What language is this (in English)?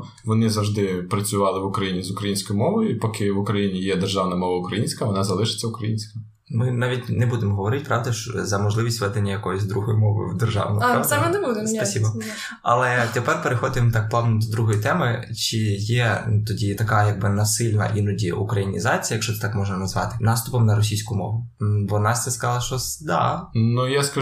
Ukrainian